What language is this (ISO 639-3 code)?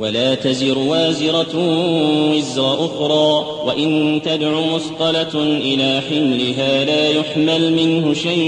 ara